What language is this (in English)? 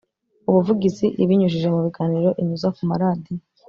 Kinyarwanda